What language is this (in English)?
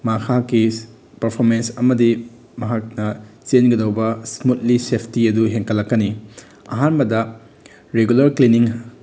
Manipuri